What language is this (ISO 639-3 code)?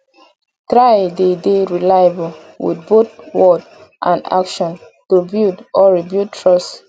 pcm